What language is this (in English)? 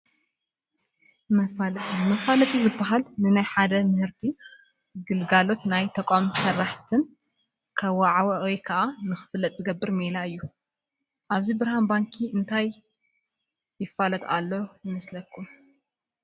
Tigrinya